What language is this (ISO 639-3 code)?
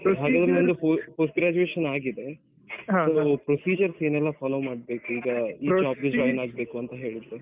kan